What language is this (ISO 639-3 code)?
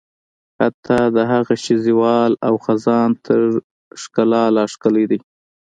pus